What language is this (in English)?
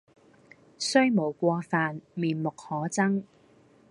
Cantonese